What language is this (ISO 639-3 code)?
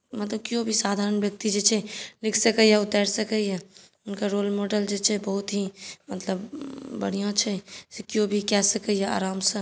mai